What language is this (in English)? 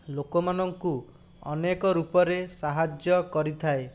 Odia